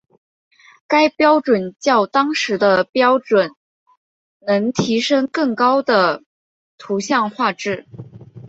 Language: Chinese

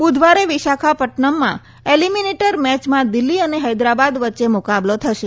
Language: Gujarati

